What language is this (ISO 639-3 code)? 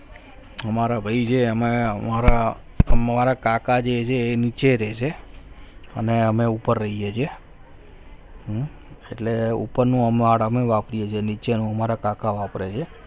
guj